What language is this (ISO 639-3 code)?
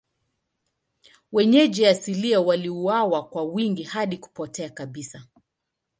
swa